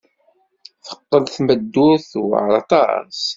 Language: Kabyle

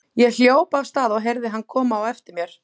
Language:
Icelandic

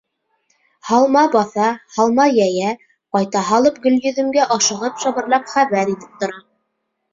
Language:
Bashkir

